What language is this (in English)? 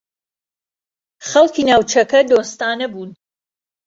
Central Kurdish